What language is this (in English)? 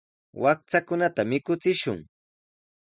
Sihuas Ancash Quechua